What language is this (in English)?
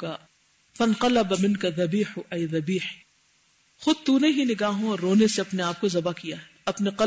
Urdu